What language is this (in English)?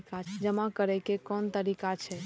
Maithili